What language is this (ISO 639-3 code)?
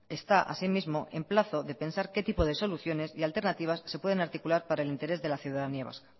spa